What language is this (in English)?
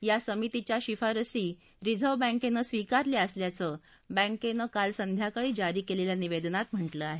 Marathi